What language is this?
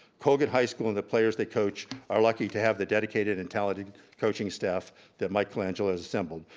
English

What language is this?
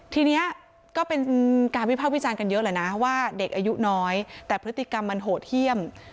Thai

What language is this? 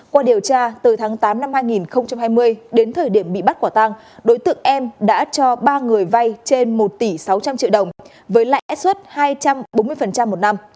Vietnamese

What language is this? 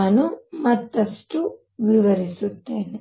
Kannada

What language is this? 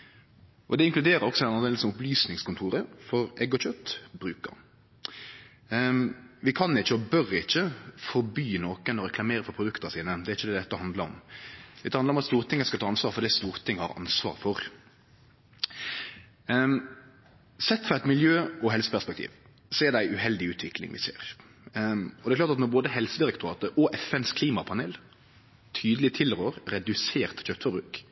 Norwegian Nynorsk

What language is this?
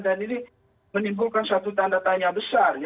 Indonesian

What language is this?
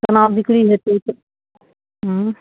Maithili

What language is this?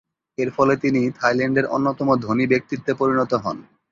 Bangla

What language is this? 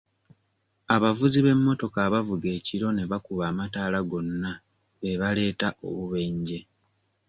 Ganda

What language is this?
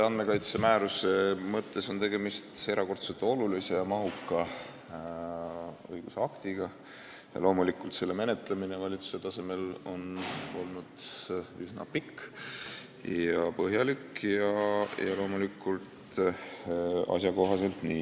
Estonian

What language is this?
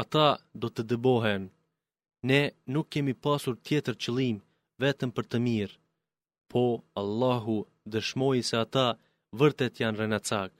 Greek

